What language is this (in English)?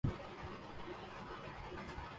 Urdu